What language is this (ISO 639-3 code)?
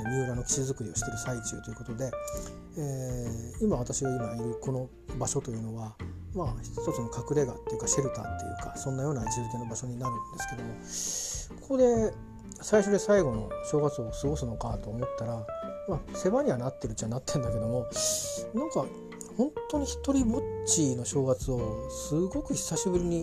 jpn